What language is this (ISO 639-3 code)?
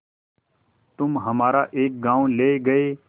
hin